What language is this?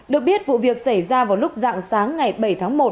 Vietnamese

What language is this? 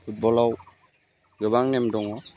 Bodo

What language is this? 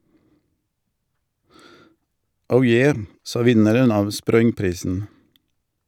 Norwegian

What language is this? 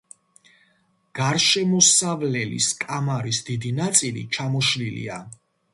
Georgian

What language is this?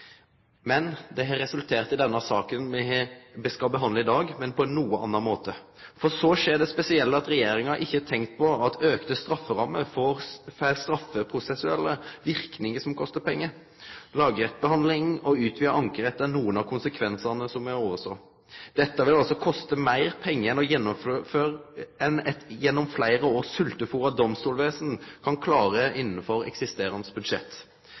Norwegian Nynorsk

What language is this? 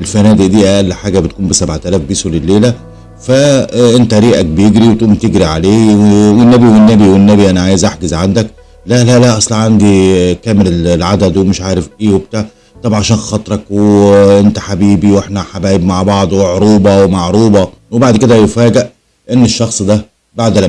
Arabic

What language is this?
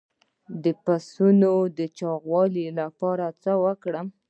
Pashto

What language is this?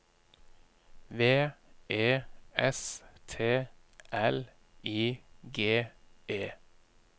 Norwegian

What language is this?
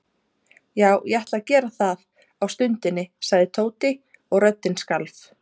Icelandic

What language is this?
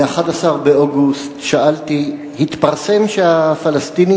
Hebrew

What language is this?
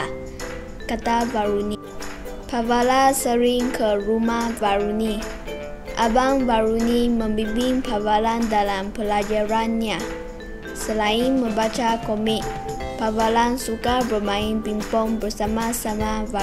Malay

